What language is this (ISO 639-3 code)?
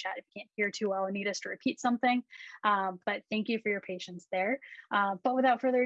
eng